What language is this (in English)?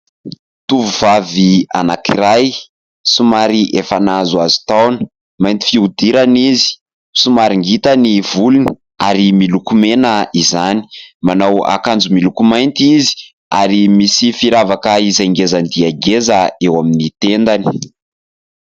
Malagasy